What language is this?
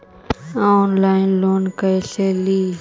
Magahi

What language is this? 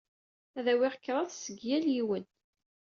Kabyle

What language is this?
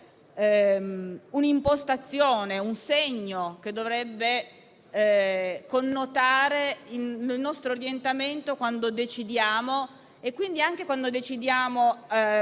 Italian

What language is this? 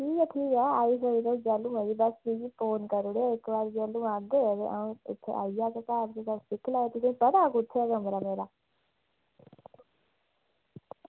Dogri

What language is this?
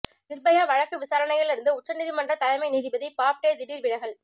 Tamil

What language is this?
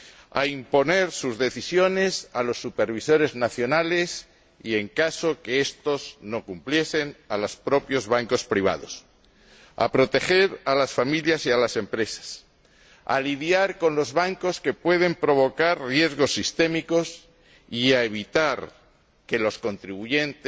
Spanish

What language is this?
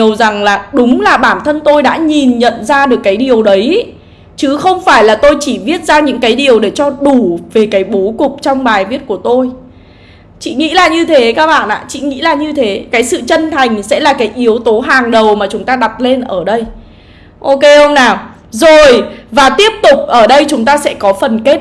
Vietnamese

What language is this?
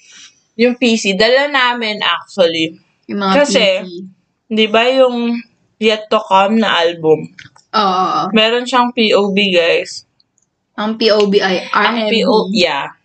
Filipino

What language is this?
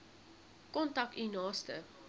Afrikaans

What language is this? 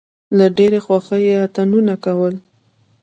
Pashto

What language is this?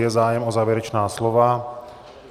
Czech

